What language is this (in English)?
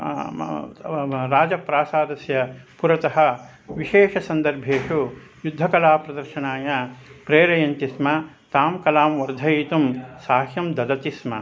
Sanskrit